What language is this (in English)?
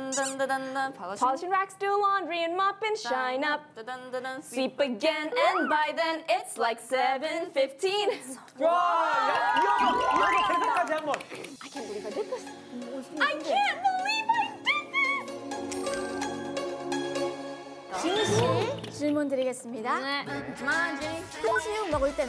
Korean